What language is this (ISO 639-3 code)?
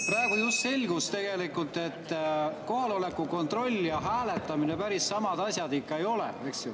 est